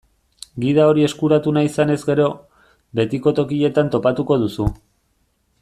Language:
Basque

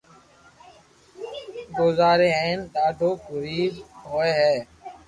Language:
Loarki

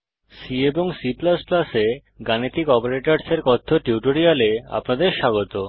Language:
Bangla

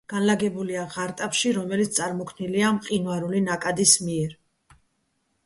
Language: Georgian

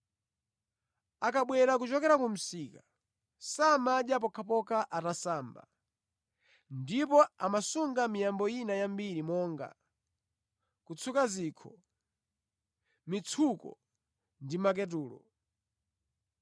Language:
Nyanja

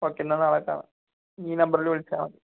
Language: Malayalam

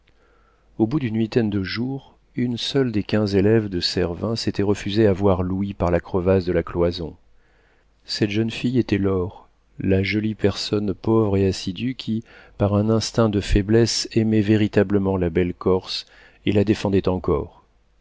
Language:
French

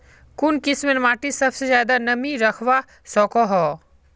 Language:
Magahi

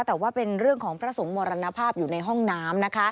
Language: Thai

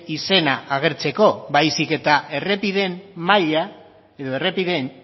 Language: Basque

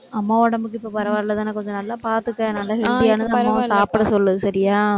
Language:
Tamil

